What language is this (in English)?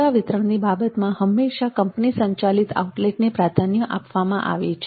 Gujarati